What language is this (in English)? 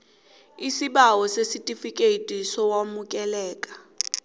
South Ndebele